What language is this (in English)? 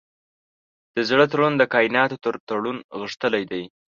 Pashto